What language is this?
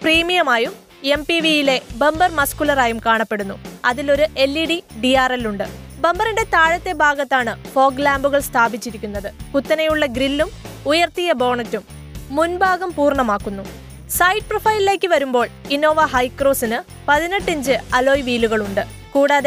Malayalam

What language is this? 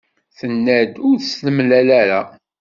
Kabyle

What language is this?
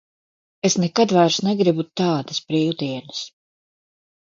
Latvian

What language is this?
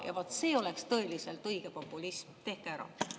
Estonian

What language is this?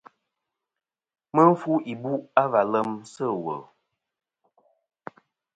Kom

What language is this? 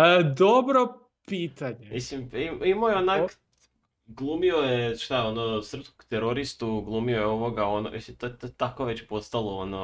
Croatian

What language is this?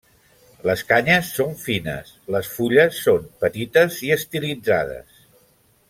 Catalan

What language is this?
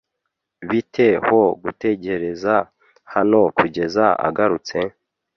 Kinyarwanda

